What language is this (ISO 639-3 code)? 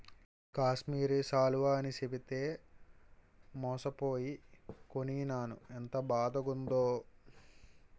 tel